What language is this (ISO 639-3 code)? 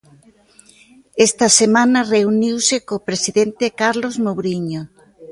glg